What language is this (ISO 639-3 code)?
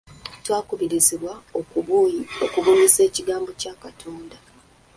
lug